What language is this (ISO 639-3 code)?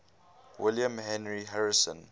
eng